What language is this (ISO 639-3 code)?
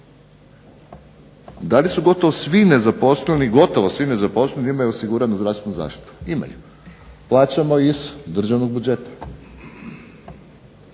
hrv